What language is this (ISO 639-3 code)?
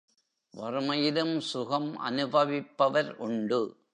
tam